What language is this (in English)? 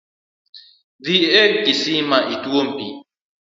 Luo (Kenya and Tanzania)